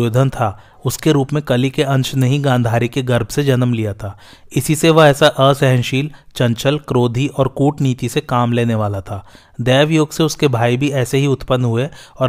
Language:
Hindi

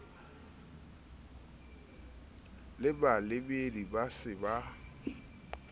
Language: Southern Sotho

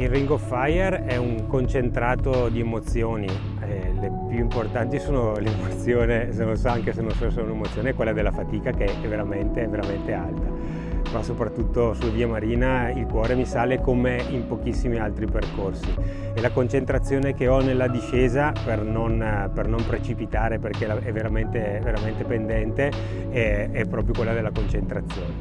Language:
Italian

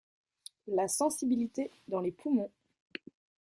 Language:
French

